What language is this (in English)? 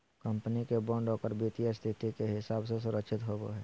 Magahi